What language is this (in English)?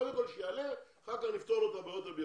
Hebrew